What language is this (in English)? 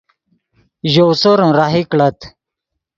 Yidgha